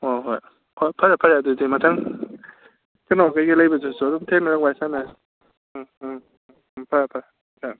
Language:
Manipuri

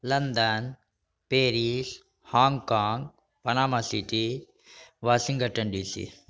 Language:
Maithili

